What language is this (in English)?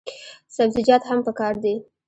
Pashto